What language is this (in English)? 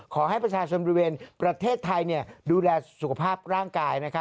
Thai